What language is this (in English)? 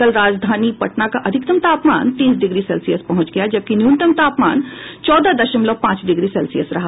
Hindi